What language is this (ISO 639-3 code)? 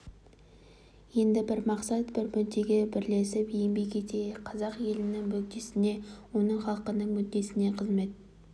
kaz